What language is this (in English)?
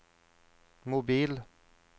Norwegian